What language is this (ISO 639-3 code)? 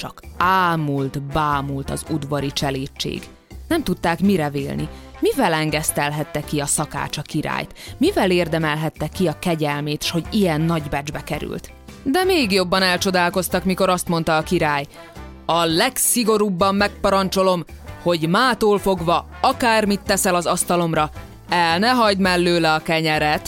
hun